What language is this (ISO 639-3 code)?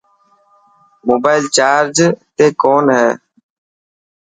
mki